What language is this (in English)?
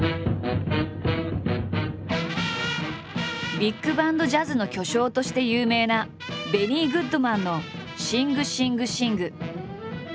Japanese